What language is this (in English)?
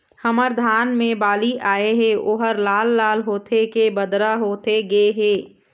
Chhattisgarhi